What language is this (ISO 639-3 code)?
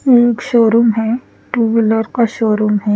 hin